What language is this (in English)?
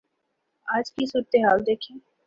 Urdu